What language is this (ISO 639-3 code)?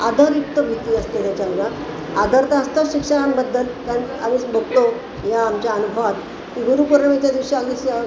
mar